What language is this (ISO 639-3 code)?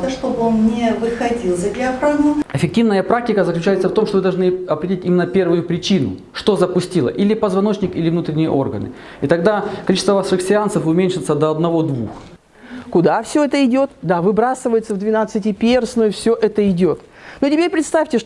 rus